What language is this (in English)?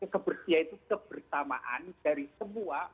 Indonesian